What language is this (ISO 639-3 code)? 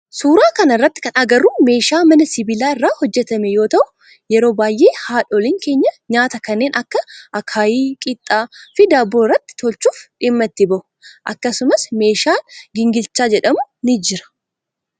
orm